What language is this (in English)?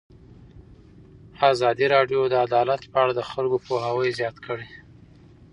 Pashto